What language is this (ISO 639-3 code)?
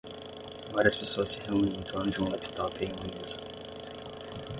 por